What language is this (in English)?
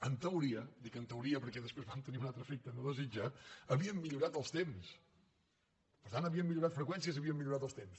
Catalan